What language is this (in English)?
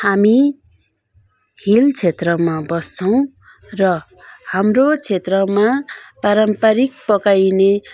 Nepali